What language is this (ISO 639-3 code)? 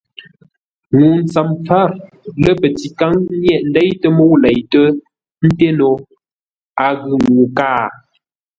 nla